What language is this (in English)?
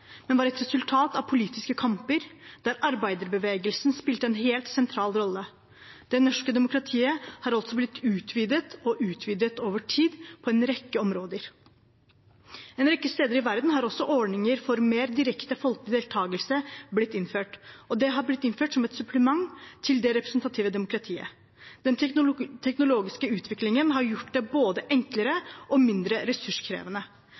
Norwegian Bokmål